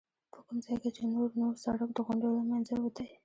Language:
Pashto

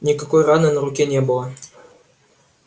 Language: Russian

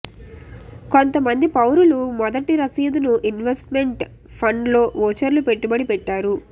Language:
Telugu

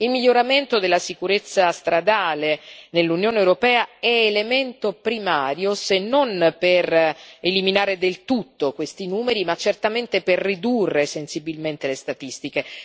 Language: Italian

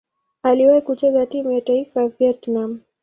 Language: Swahili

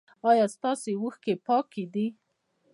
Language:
Pashto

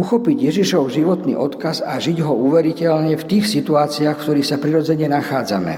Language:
Slovak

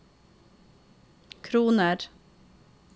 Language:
Norwegian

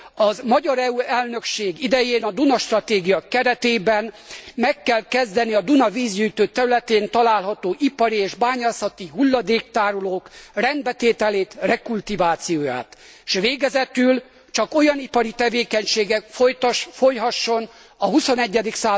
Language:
Hungarian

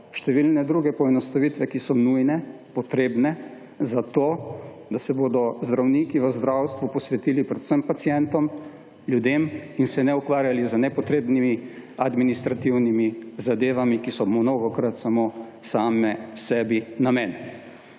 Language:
Slovenian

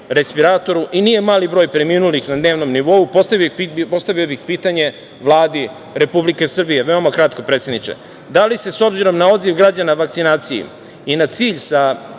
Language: Serbian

